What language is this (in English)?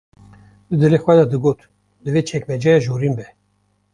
Kurdish